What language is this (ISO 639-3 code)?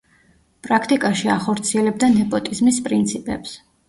kat